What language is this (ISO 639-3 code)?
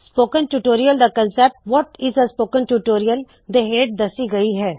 pan